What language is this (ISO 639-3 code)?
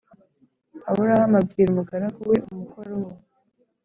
kin